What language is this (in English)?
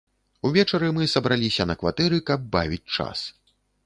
Belarusian